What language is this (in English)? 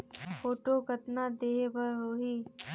Chhattisgarhi